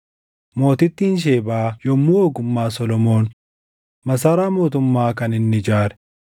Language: Oromo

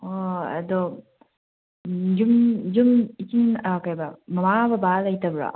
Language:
Manipuri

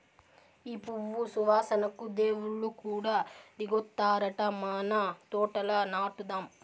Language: Telugu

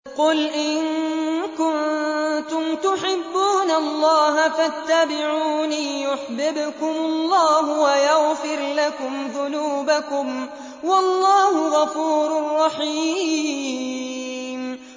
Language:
Arabic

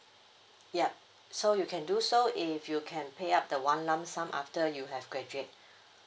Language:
English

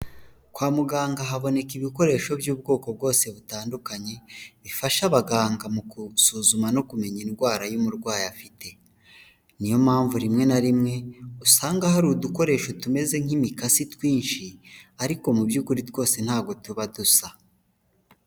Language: Kinyarwanda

